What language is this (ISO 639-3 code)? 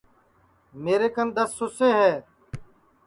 ssi